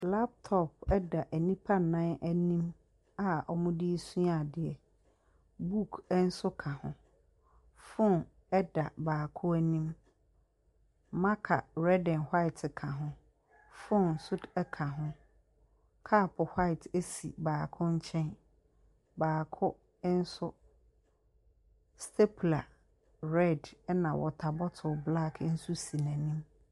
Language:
Akan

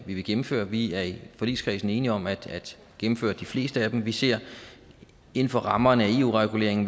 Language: Danish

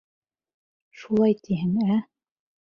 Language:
Bashkir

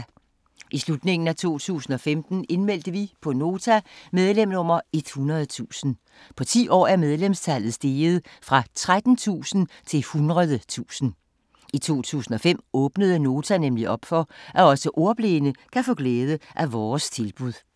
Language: Danish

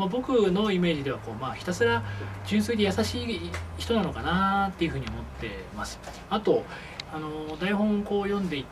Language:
Japanese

